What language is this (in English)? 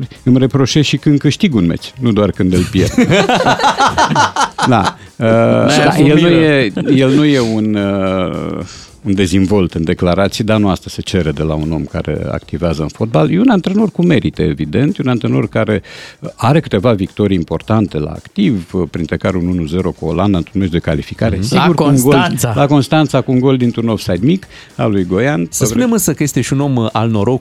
Romanian